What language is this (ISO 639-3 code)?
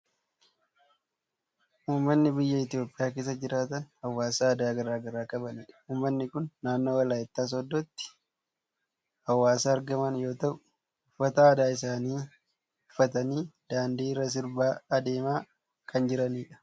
orm